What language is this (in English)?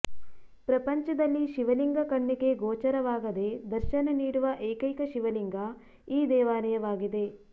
Kannada